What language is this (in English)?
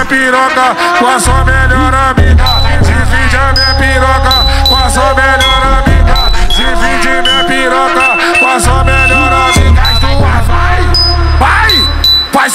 Portuguese